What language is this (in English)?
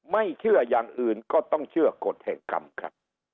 Thai